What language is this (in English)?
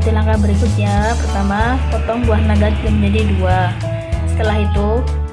Indonesian